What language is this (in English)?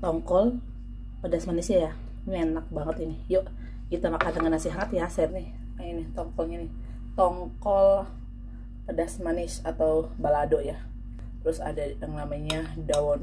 Indonesian